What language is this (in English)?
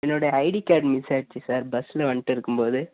Tamil